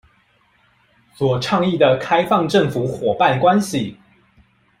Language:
Chinese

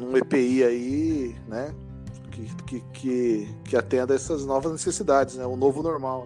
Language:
Portuguese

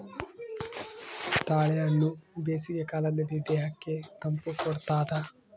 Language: Kannada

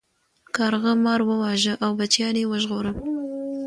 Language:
Pashto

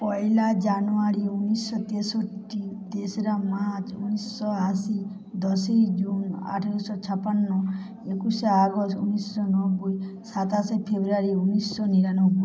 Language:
Bangla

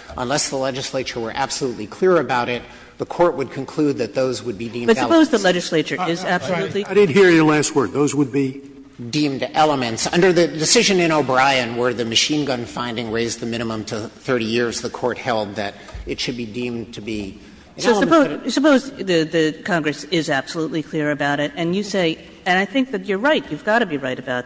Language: English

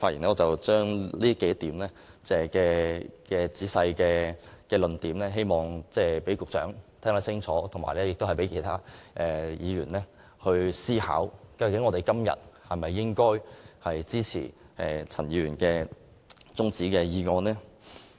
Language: Cantonese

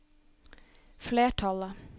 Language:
Norwegian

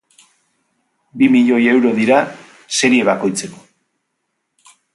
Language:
Basque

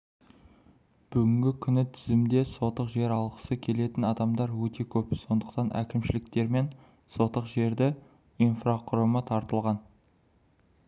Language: Kazakh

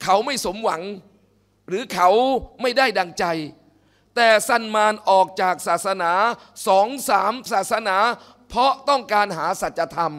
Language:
Thai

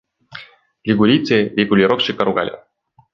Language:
Russian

